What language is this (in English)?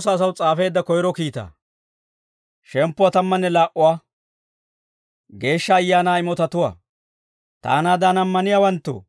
Dawro